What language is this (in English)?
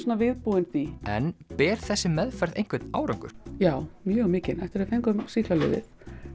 Icelandic